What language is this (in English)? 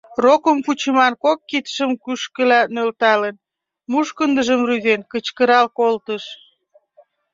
Mari